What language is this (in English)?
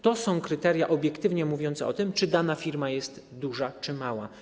Polish